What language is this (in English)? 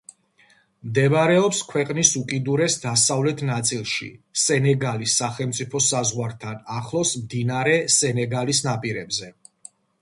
Georgian